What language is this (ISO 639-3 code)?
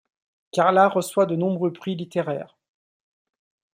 fra